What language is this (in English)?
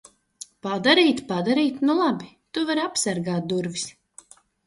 Latvian